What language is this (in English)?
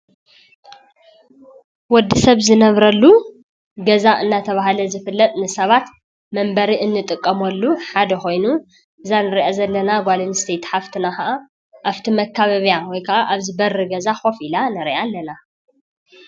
Tigrinya